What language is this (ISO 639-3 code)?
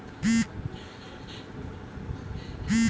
bho